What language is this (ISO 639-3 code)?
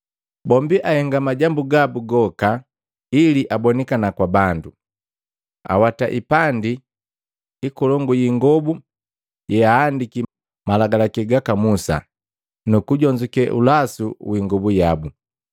mgv